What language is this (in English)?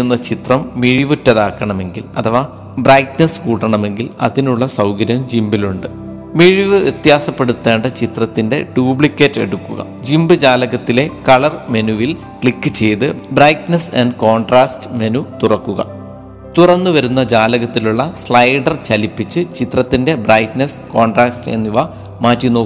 Malayalam